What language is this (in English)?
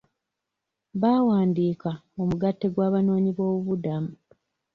Ganda